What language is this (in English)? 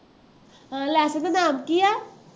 Punjabi